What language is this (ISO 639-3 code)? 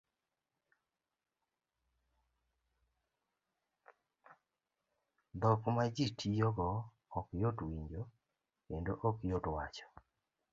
luo